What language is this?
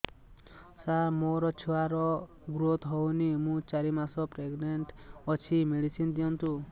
Odia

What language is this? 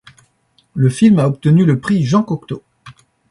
French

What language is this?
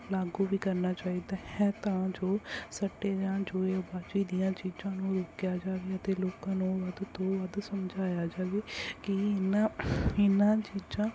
Punjabi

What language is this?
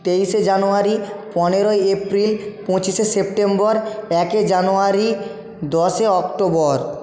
Bangla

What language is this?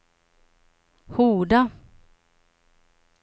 Swedish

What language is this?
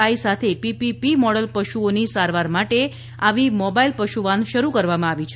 Gujarati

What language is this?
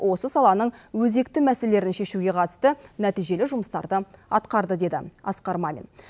Kazakh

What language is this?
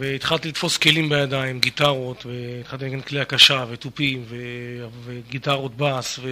Hebrew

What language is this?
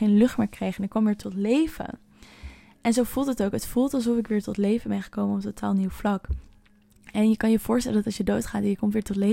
Dutch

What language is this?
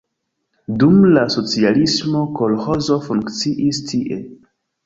Esperanto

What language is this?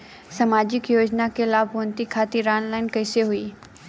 Bhojpuri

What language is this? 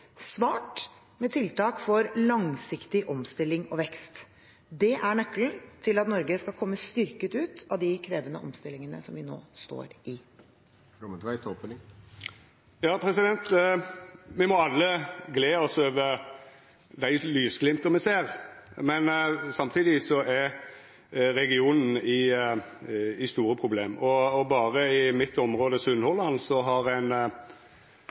Norwegian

